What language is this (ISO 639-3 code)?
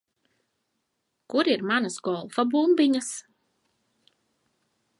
lav